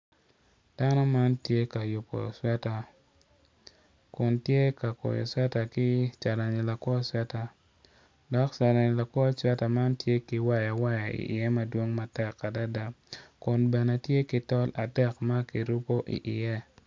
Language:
Acoli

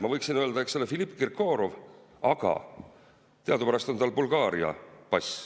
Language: Estonian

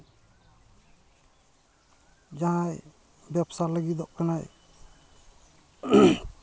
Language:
Santali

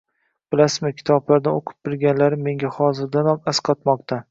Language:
Uzbek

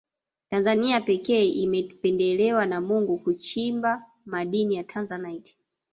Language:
Swahili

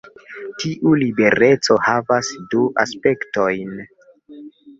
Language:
Esperanto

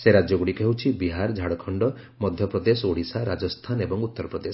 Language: Odia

